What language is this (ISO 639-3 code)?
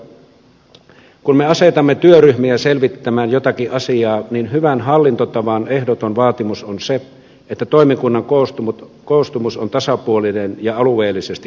fin